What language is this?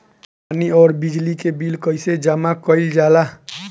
Bhojpuri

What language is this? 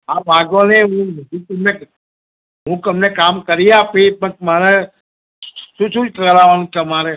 Gujarati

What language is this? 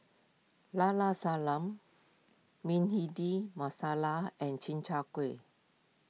English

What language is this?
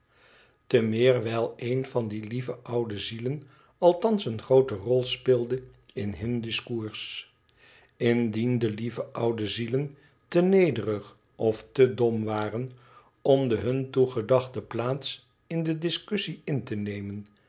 Dutch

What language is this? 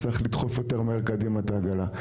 Hebrew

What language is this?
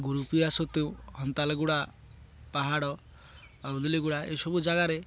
Odia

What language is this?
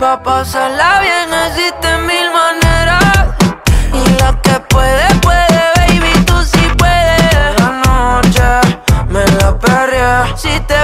Romanian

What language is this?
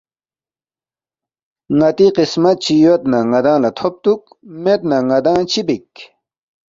Balti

